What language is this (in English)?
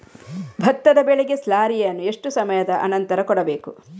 Kannada